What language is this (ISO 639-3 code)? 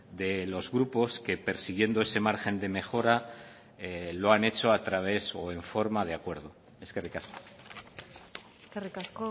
spa